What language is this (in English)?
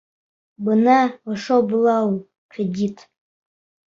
Bashkir